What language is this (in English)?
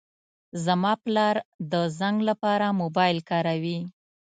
Pashto